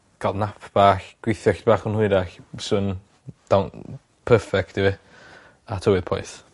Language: Welsh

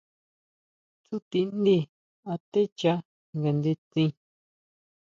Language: Huautla Mazatec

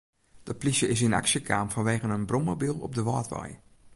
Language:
Western Frisian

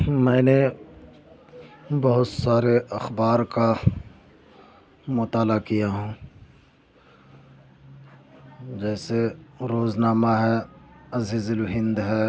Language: Urdu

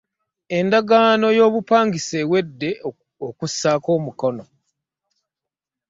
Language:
Ganda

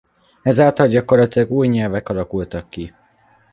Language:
Hungarian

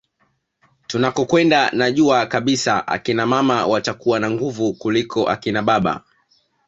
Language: Swahili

